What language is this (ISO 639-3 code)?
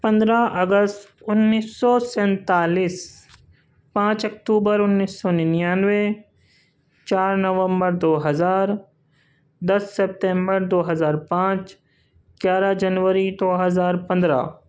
urd